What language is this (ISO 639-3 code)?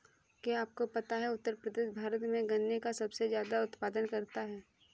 hin